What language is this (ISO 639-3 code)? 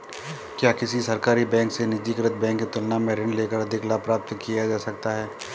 hin